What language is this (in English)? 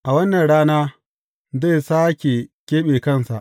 Hausa